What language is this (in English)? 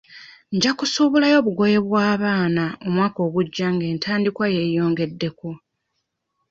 Ganda